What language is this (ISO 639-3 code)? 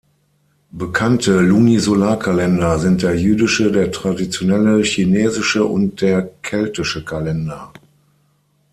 deu